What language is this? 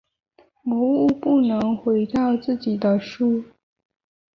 Chinese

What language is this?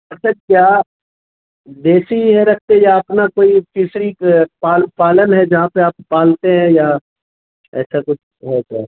Urdu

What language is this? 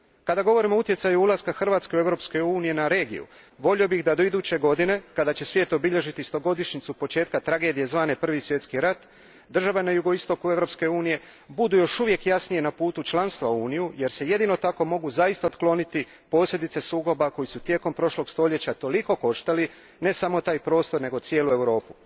Croatian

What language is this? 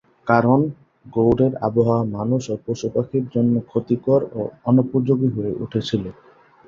Bangla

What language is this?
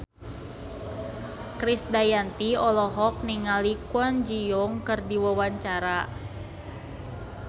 Sundanese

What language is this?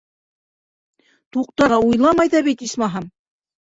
Bashkir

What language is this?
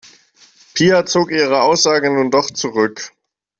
German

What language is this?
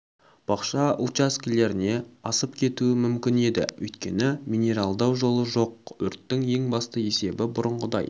Kazakh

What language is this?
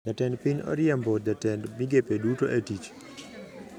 Luo (Kenya and Tanzania)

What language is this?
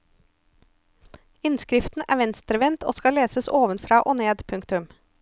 Norwegian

